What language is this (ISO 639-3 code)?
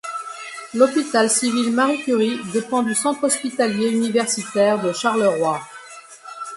fra